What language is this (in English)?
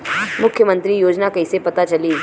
Bhojpuri